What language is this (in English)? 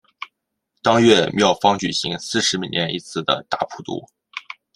Chinese